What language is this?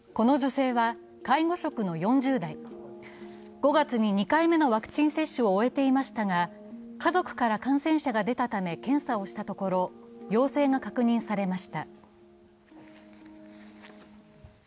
Japanese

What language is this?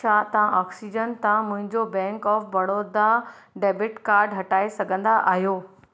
Sindhi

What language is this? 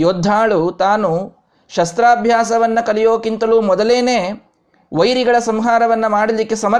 Kannada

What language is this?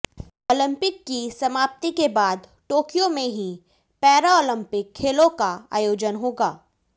Hindi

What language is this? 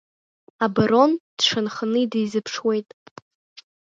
Abkhazian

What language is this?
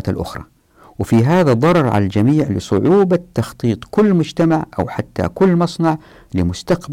Arabic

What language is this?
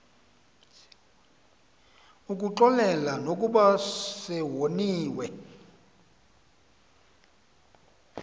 Xhosa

